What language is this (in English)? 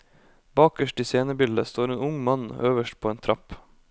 Norwegian